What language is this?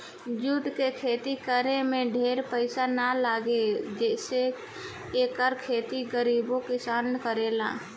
Bhojpuri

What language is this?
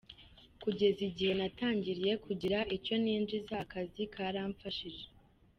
Kinyarwanda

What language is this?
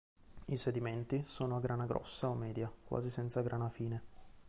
Italian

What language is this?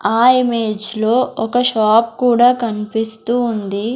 Telugu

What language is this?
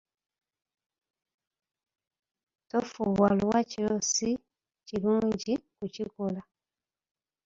Ganda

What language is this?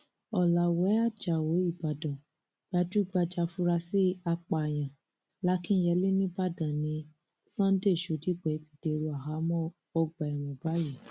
Yoruba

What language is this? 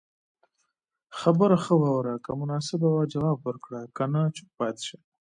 Pashto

